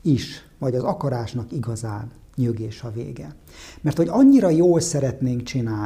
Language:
Hungarian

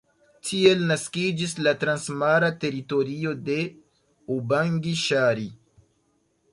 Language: Esperanto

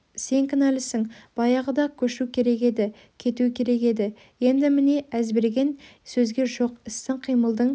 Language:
Kazakh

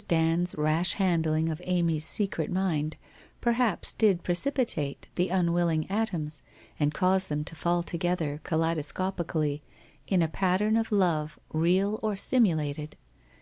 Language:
English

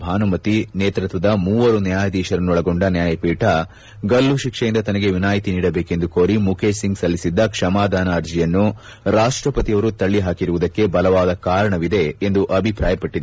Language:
Kannada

